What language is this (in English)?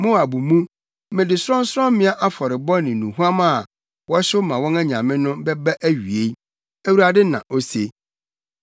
Akan